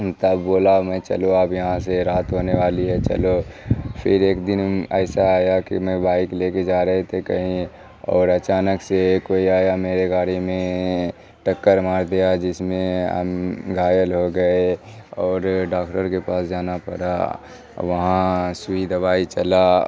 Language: Urdu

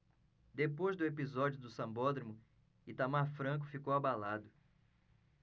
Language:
Portuguese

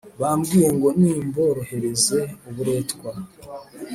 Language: Kinyarwanda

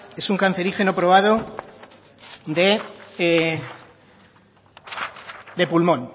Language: Spanish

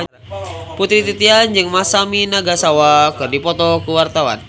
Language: Sundanese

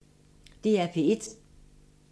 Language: Danish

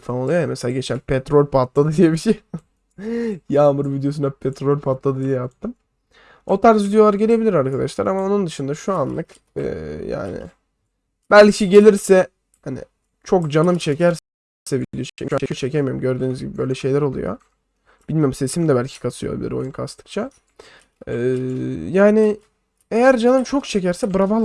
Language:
Turkish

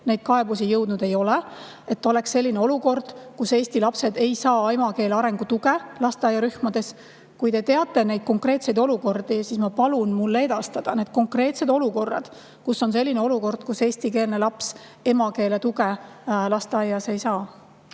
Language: Estonian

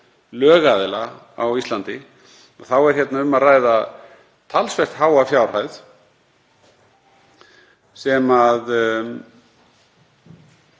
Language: Icelandic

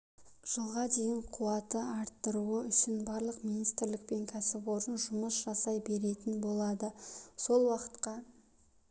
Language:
Kazakh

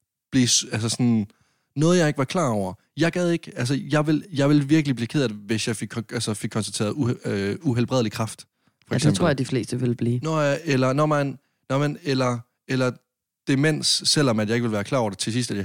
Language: Danish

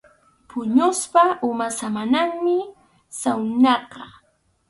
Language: Arequipa-La Unión Quechua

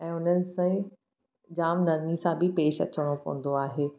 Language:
Sindhi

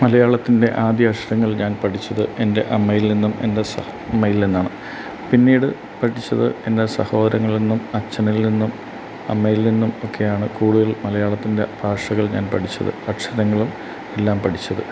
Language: Malayalam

